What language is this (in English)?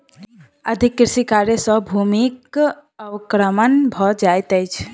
Maithili